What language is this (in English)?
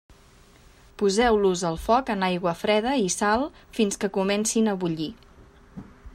Catalan